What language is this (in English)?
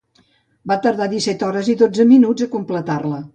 Catalan